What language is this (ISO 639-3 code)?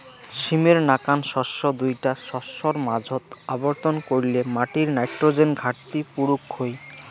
ben